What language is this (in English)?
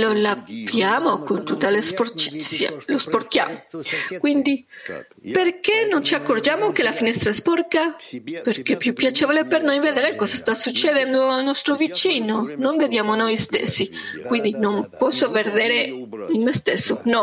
Italian